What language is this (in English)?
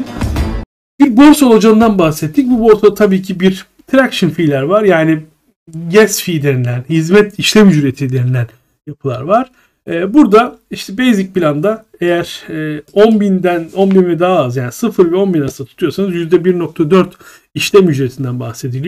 Turkish